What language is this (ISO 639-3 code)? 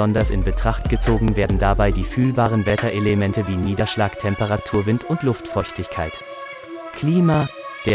deu